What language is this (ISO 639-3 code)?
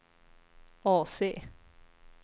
swe